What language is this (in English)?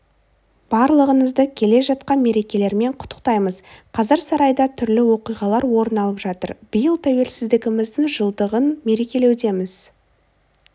Kazakh